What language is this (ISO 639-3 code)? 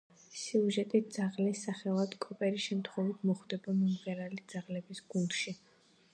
kat